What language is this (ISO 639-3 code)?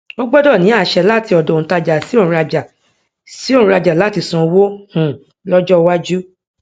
yor